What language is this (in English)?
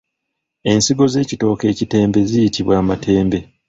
Ganda